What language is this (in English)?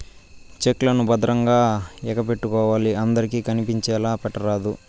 Telugu